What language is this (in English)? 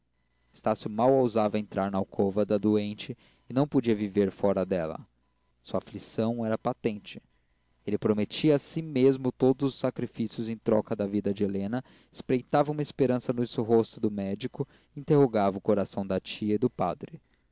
Portuguese